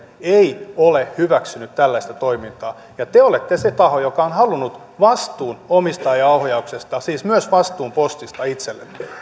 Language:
Finnish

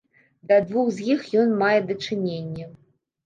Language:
Belarusian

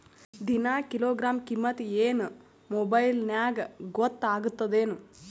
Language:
Kannada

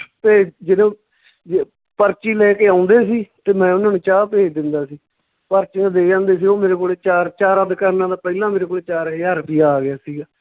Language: Punjabi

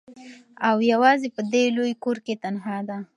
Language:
Pashto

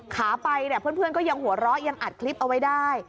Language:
Thai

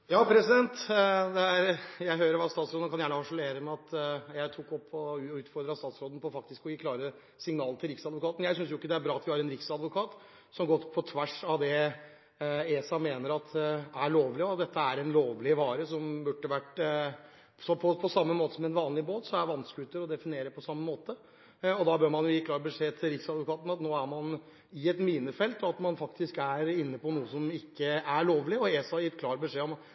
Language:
Norwegian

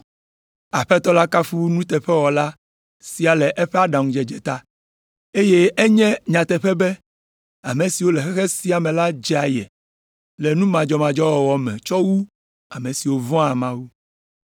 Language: Ewe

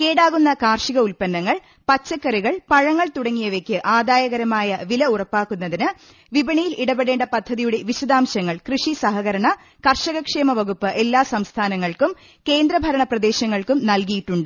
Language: Malayalam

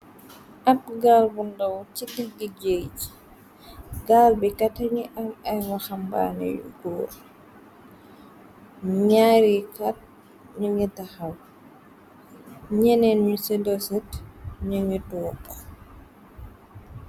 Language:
Wolof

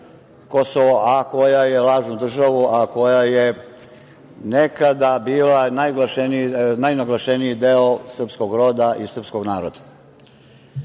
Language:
Serbian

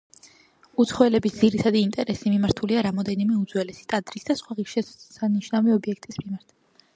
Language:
Georgian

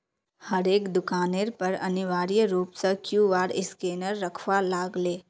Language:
Magahi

